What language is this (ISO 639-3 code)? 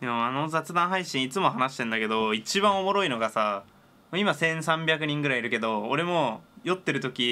jpn